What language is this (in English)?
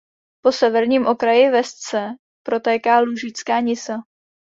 Czech